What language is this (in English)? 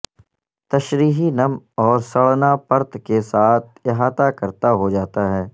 Urdu